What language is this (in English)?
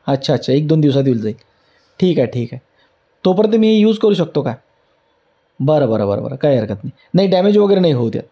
Marathi